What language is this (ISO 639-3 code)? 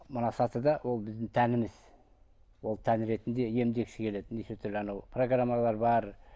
kaz